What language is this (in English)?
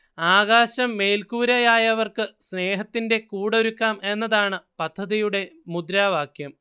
Malayalam